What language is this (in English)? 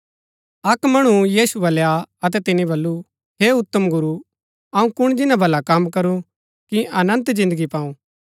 Gaddi